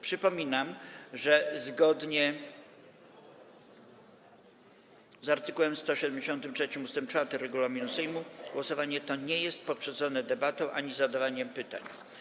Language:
Polish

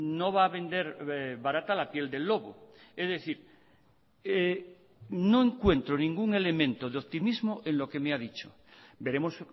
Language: Spanish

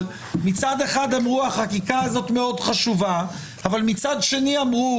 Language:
Hebrew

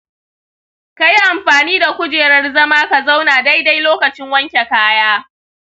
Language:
Hausa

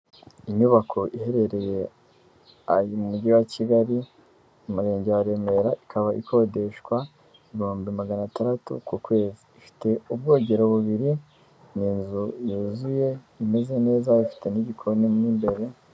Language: Kinyarwanda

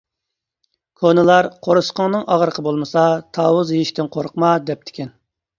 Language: Uyghur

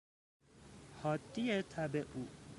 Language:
Persian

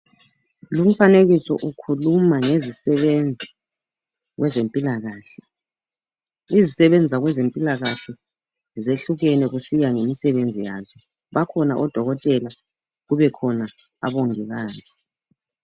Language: North Ndebele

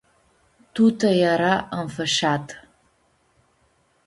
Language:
Aromanian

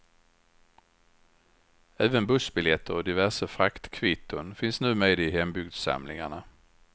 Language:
Swedish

